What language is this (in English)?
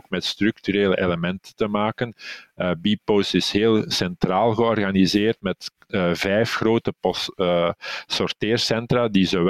Dutch